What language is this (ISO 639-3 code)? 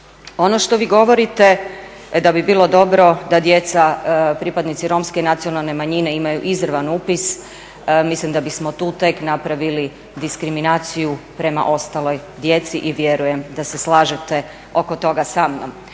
hrv